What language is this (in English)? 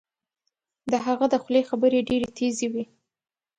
Pashto